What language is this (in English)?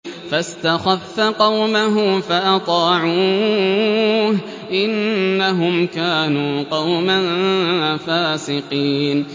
Arabic